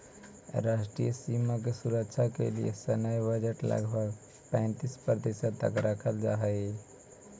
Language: Magahi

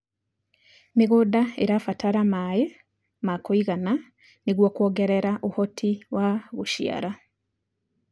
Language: Kikuyu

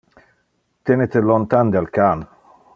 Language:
Interlingua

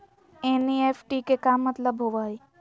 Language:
Magahi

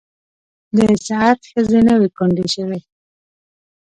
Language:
Pashto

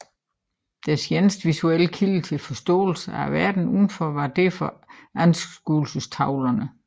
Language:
Danish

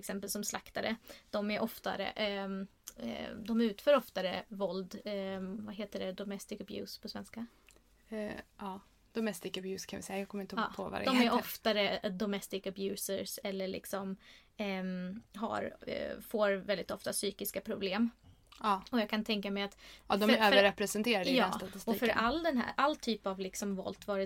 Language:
Swedish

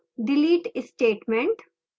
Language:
Hindi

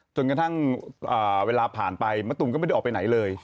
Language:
Thai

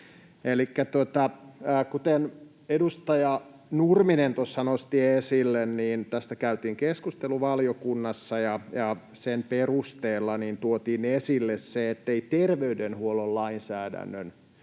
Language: Finnish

